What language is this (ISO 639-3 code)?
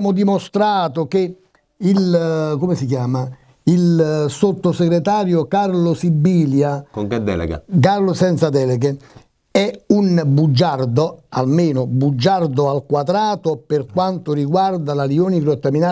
ita